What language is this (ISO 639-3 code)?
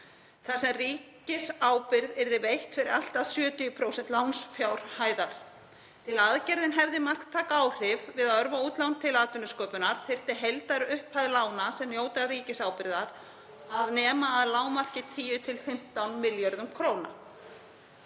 isl